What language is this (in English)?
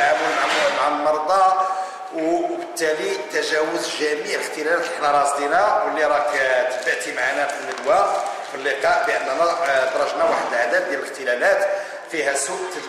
Arabic